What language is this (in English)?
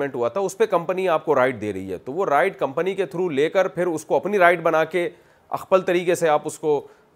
Urdu